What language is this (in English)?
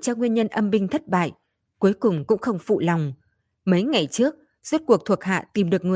Vietnamese